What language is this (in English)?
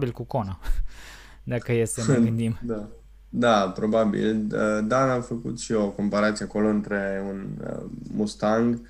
Romanian